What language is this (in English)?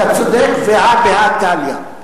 Hebrew